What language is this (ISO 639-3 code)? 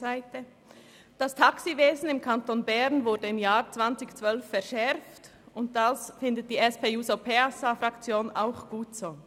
gsw